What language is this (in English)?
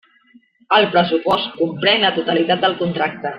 Catalan